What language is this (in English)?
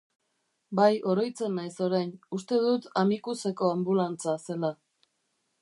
Basque